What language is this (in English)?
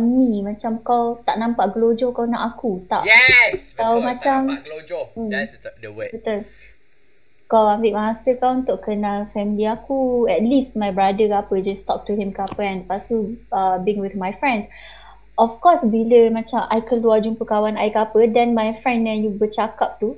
Malay